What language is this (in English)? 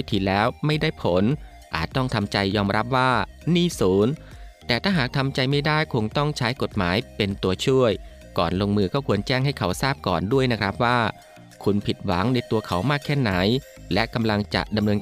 Thai